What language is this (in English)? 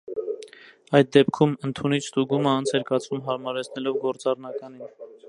Armenian